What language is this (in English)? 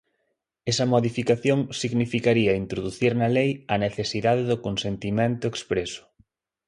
Galician